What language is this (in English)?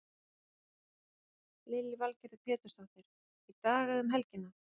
Icelandic